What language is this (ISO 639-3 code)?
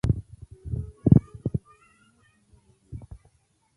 ben